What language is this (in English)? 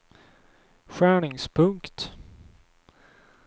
Swedish